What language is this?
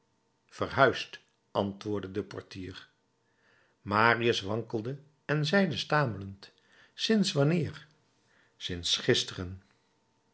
Dutch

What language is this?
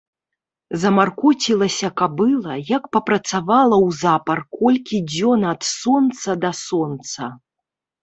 Belarusian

